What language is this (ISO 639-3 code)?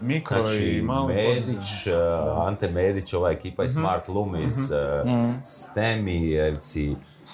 hrv